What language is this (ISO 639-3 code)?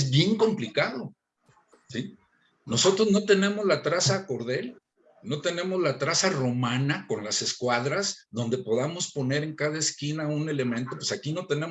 spa